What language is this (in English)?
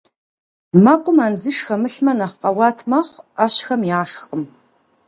Kabardian